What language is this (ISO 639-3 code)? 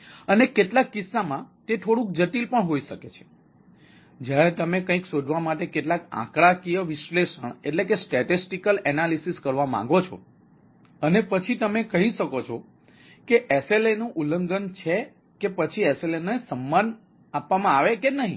guj